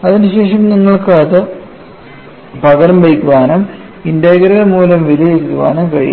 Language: Malayalam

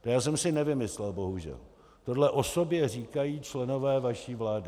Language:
Czech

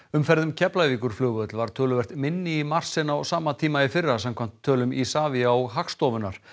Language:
Icelandic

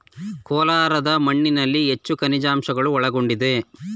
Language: Kannada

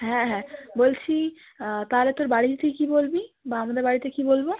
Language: Bangla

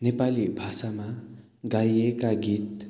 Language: Nepali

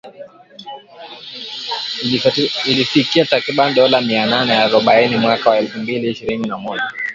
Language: Swahili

